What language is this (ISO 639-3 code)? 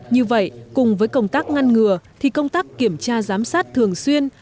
vie